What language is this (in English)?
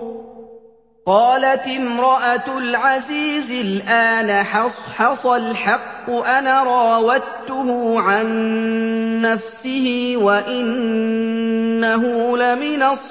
Arabic